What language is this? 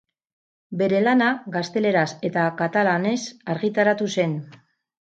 Basque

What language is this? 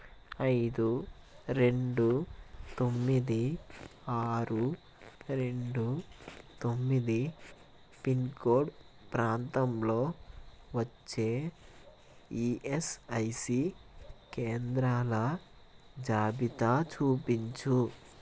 Telugu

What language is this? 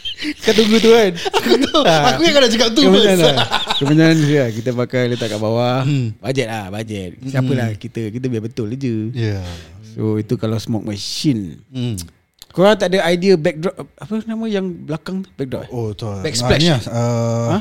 Malay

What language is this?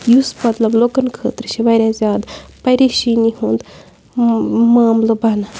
Kashmiri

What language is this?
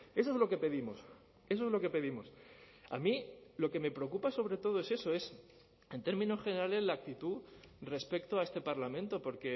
Spanish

